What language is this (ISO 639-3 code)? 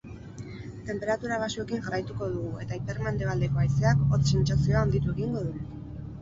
eus